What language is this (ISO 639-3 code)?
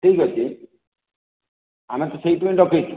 ori